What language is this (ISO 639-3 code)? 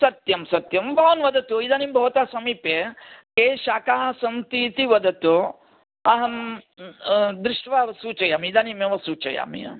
san